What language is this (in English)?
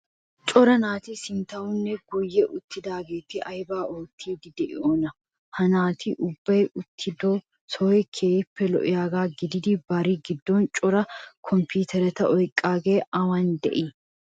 Wolaytta